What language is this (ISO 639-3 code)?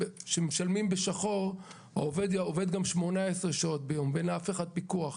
heb